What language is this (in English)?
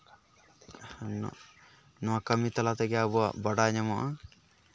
Santali